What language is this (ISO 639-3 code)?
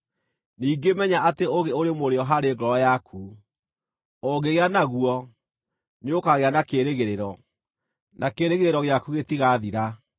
kik